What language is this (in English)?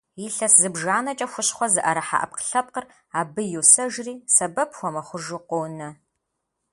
Kabardian